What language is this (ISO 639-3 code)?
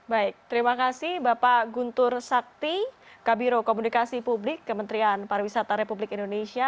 ind